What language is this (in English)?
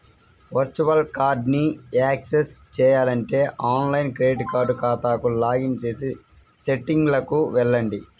Telugu